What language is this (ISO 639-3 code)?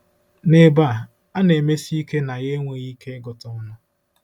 ibo